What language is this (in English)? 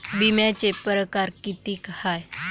Marathi